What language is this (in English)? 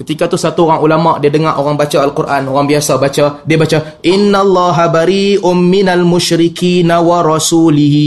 Malay